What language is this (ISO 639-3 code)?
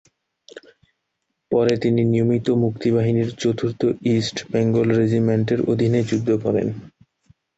ben